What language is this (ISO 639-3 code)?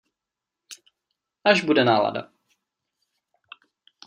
ces